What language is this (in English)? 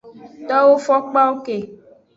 Aja (Benin)